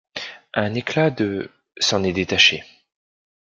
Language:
French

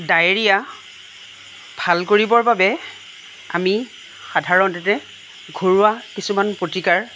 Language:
Assamese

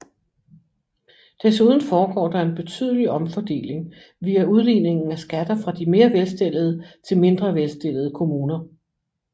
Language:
Danish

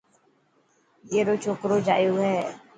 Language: Dhatki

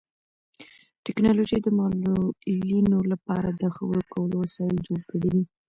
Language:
Pashto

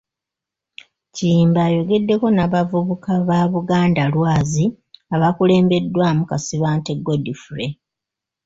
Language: Ganda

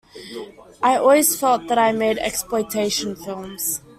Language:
English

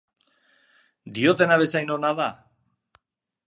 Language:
Basque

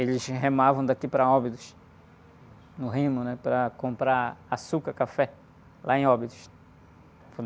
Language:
Portuguese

